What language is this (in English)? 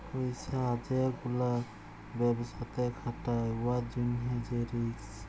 Bangla